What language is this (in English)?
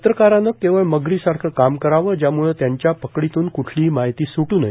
Marathi